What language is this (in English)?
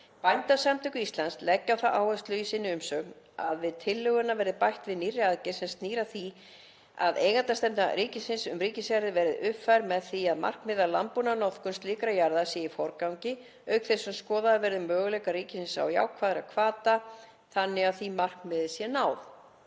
Icelandic